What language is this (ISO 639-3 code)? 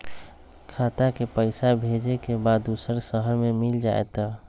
mag